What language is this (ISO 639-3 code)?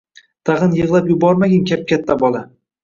uzb